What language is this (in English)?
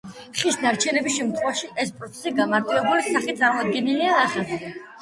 Georgian